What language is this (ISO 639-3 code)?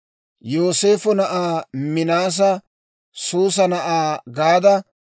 dwr